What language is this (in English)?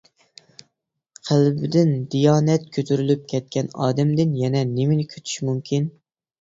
Uyghur